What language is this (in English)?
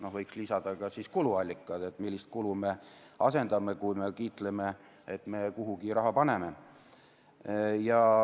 Estonian